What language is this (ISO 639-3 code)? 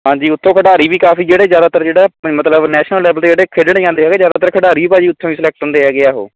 pan